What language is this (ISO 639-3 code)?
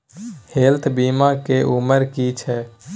mai